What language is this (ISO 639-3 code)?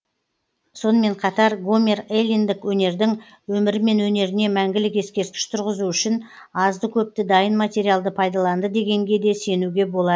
kaz